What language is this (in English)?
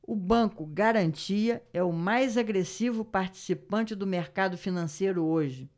Portuguese